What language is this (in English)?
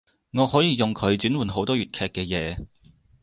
Cantonese